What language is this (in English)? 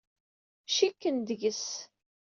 Kabyle